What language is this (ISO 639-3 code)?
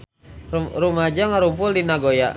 sun